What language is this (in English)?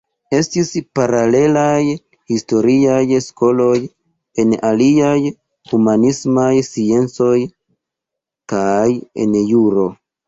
Esperanto